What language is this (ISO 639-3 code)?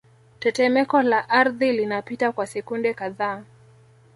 swa